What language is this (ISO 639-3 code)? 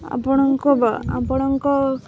ori